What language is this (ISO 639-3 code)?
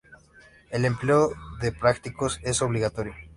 spa